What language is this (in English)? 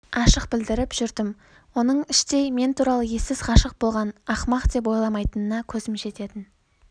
Kazakh